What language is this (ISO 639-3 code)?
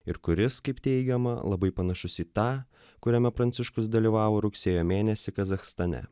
lit